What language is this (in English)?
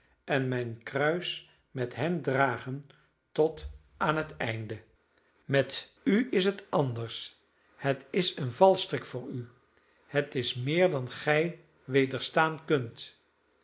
Dutch